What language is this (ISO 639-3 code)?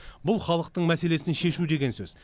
kaz